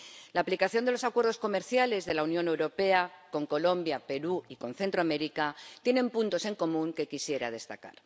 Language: Spanish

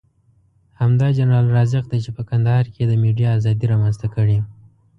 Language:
Pashto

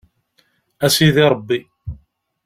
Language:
Kabyle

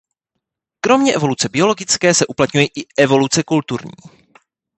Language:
Czech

